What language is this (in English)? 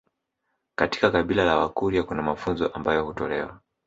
Swahili